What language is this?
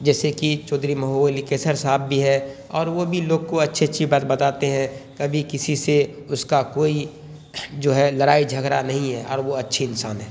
Urdu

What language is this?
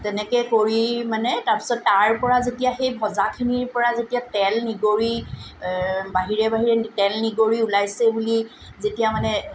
Assamese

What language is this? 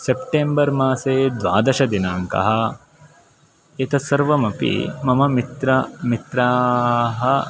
Sanskrit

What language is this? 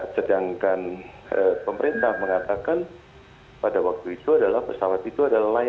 Indonesian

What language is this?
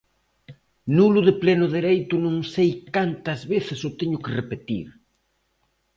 Galician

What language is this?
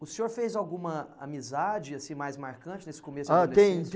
Portuguese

